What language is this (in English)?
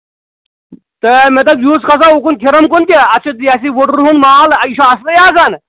Kashmiri